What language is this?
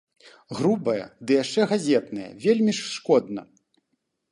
Belarusian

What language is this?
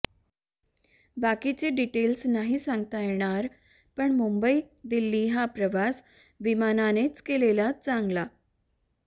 Marathi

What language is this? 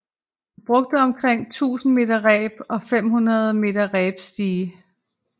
Danish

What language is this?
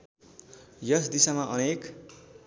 Nepali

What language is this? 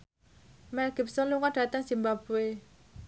Javanese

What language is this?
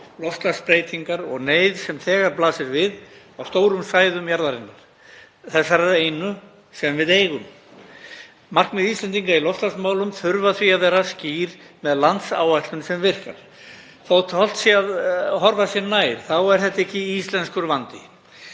Icelandic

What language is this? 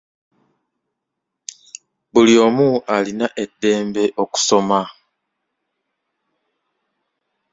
Ganda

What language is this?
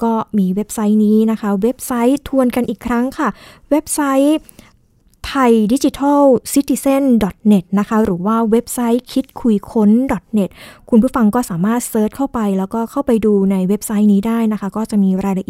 Thai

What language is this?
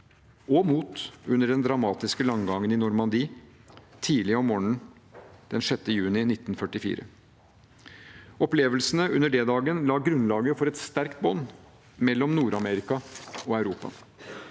Norwegian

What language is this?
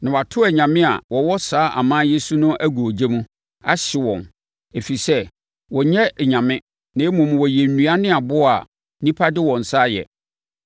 Akan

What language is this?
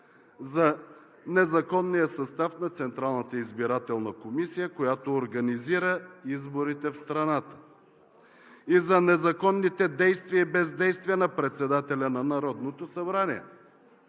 Bulgarian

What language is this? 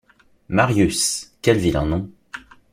French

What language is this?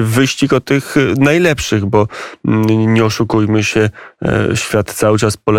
Polish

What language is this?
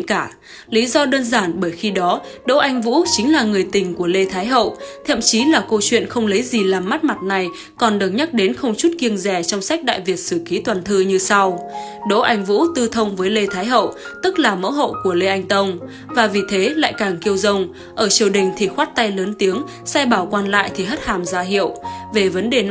Vietnamese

